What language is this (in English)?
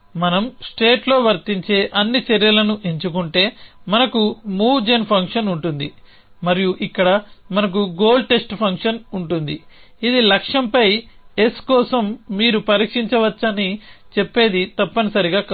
Telugu